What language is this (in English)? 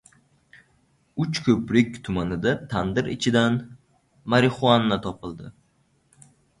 Uzbek